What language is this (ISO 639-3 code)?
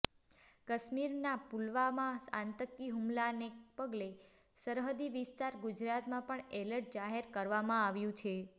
guj